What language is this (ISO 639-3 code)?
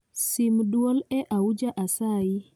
luo